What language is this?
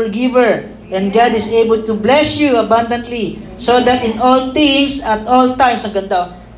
Filipino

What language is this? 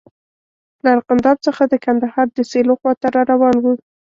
Pashto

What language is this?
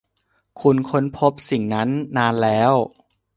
Thai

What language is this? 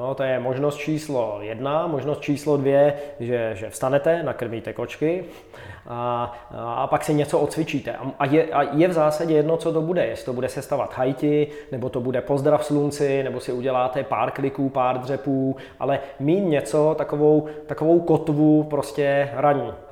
Czech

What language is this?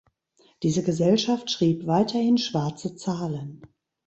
German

